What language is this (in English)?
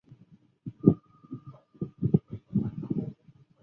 Chinese